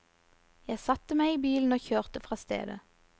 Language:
Norwegian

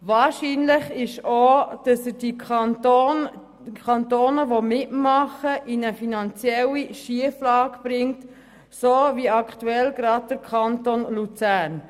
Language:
Swiss German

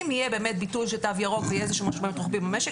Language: Hebrew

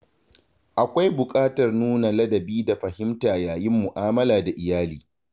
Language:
Hausa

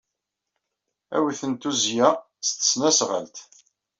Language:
Kabyle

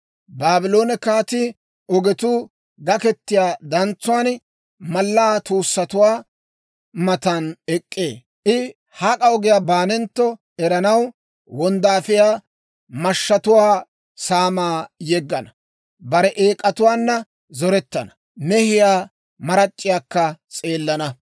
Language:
Dawro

